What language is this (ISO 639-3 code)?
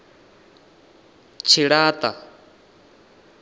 ven